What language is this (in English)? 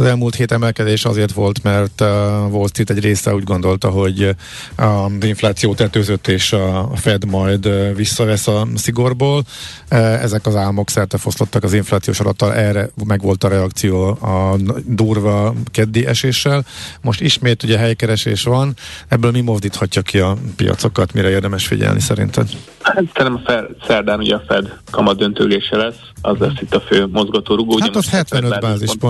Hungarian